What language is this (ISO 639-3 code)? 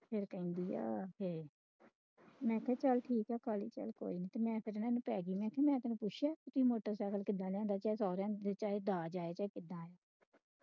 pan